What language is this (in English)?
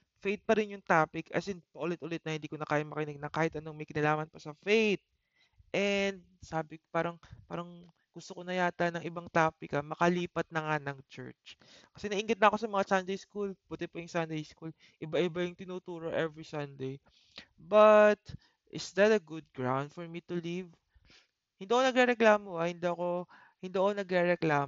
Filipino